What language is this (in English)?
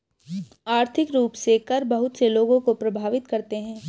Hindi